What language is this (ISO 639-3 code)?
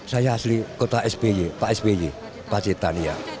ind